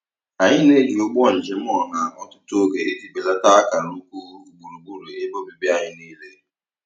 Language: Igbo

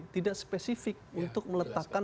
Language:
Indonesian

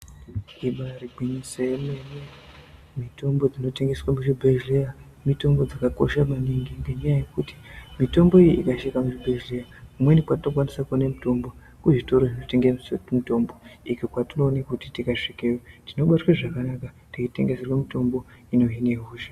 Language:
Ndau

